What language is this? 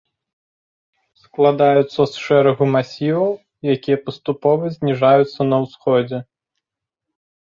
Belarusian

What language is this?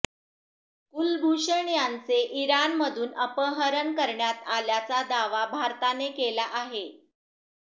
Marathi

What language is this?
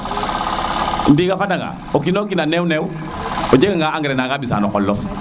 Serer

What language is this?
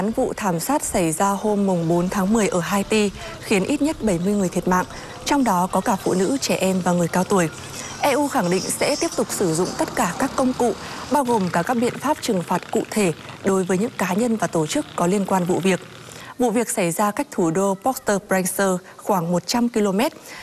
Vietnamese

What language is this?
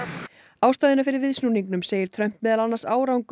Icelandic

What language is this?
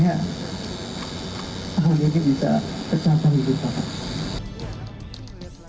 Indonesian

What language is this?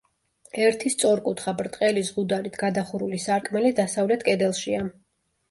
Georgian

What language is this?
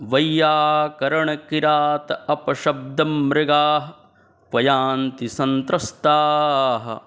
Sanskrit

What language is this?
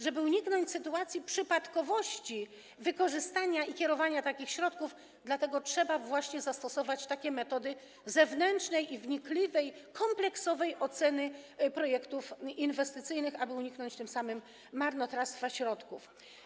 Polish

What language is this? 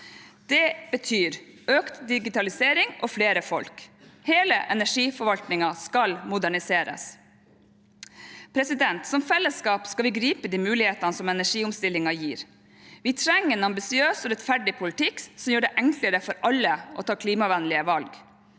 Norwegian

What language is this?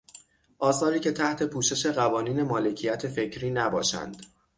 Persian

